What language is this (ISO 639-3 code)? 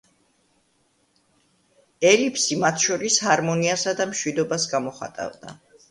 kat